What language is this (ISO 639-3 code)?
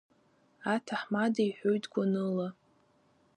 abk